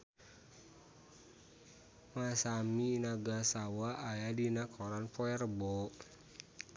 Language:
Sundanese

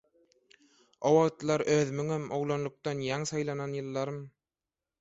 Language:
Turkmen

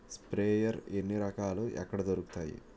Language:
Telugu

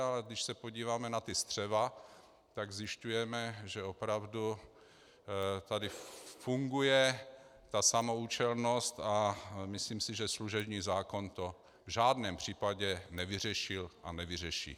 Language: Czech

